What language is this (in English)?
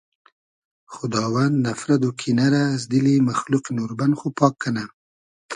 Hazaragi